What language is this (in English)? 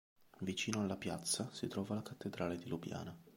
Italian